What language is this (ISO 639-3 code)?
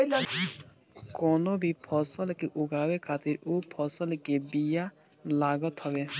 bho